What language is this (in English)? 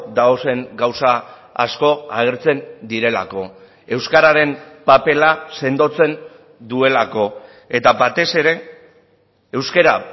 Basque